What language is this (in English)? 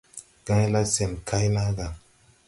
Tupuri